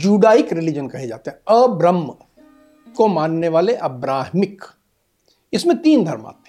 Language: Hindi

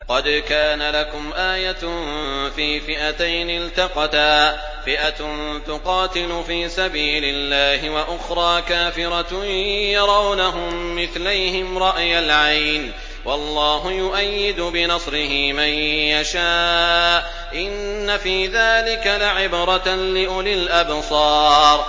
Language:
Arabic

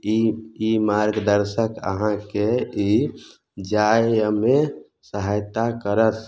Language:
Maithili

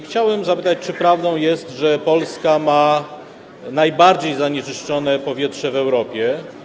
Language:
Polish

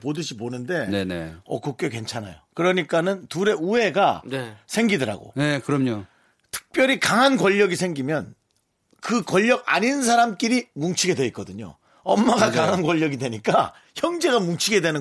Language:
Korean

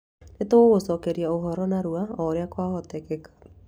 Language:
Kikuyu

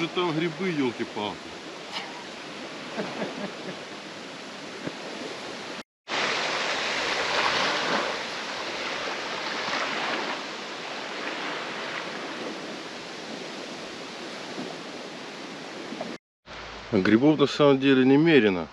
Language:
Russian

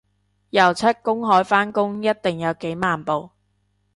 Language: Cantonese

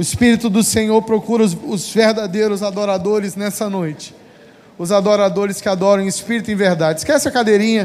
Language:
Portuguese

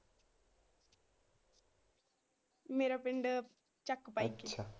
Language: Punjabi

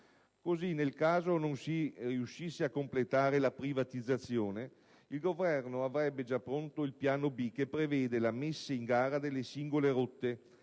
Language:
Italian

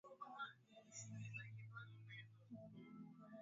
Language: Swahili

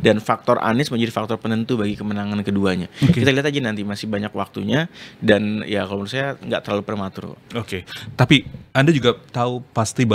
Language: Indonesian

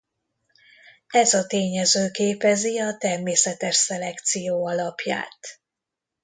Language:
Hungarian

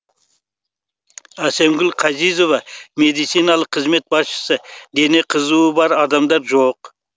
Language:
Kazakh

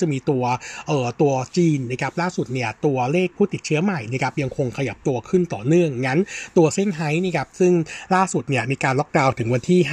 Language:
Thai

